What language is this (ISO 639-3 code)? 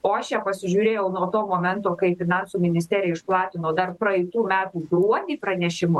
lit